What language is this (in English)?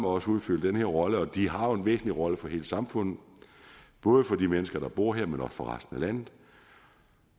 Danish